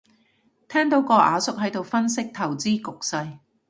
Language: Cantonese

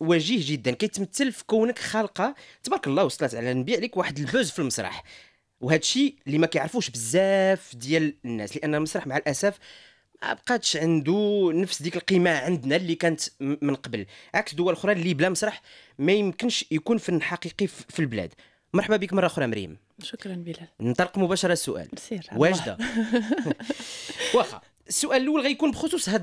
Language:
Arabic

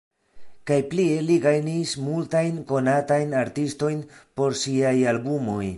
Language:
Esperanto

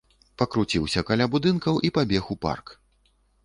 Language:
Belarusian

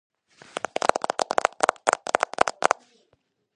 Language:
Georgian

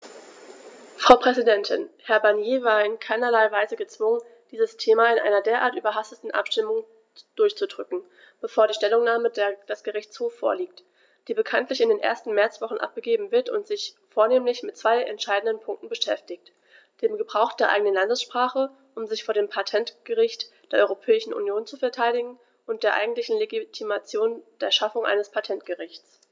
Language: German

